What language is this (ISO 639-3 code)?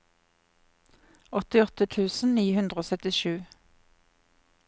nor